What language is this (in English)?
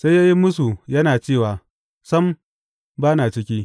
Hausa